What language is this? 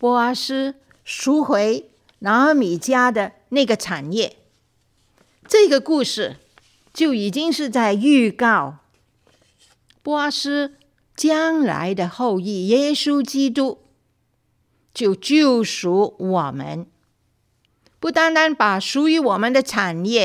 Chinese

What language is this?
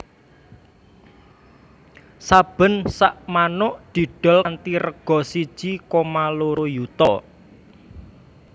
Javanese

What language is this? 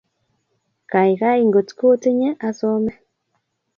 Kalenjin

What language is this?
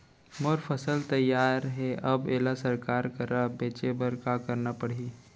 Chhattisgarhi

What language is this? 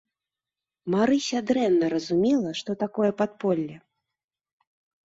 Belarusian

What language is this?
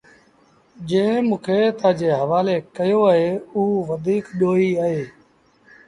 Sindhi Bhil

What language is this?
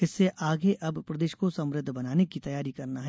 Hindi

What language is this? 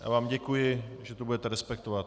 Czech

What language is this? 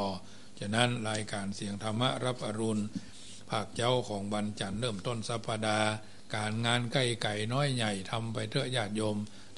Thai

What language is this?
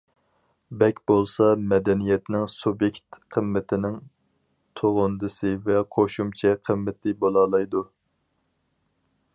Uyghur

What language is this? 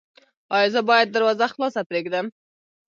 Pashto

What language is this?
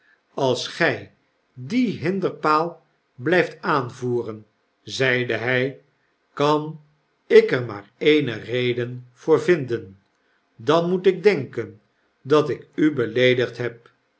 Dutch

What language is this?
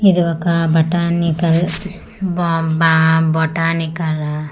Telugu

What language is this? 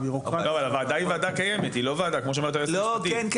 Hebrew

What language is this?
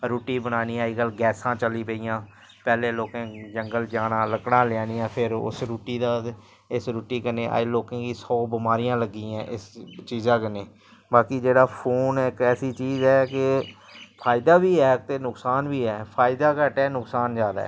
Dogri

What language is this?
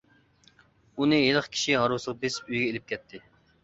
Uyghur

